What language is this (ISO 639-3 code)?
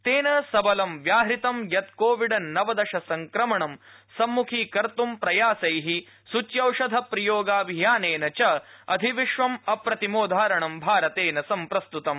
san